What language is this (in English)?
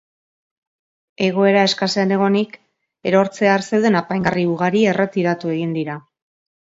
Basque